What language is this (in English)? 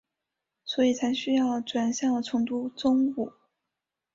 Chinese